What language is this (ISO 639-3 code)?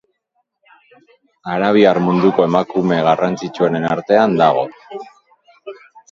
eus